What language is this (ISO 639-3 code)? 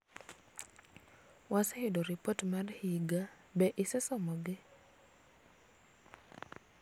luo